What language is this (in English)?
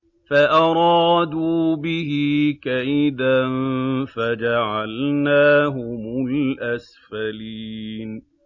Arabic